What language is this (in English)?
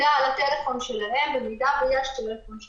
Hebrew